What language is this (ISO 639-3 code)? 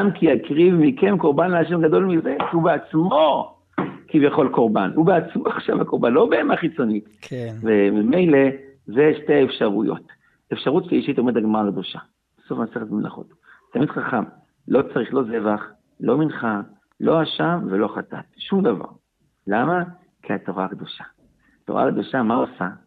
heb